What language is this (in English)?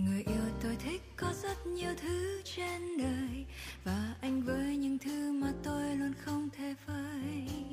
Vietnamese